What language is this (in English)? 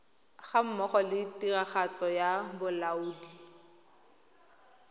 Tswana